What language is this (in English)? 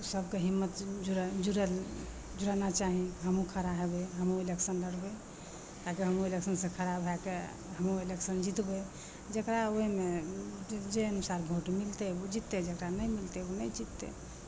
Maithili